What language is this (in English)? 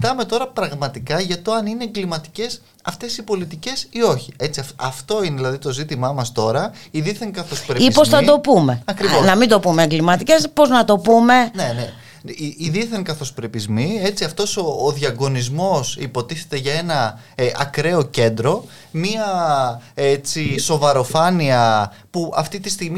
Greek